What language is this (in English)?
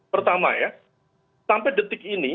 Indonesian